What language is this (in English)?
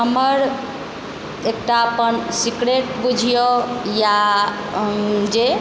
Maithili